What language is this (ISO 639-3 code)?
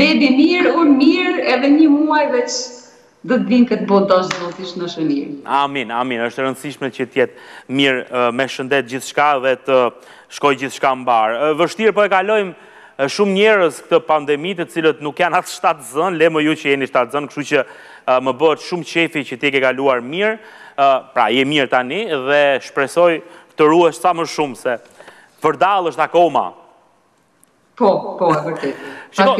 ron